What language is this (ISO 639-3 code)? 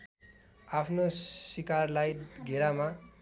nep